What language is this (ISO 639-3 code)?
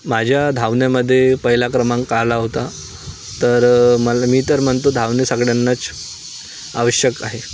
mar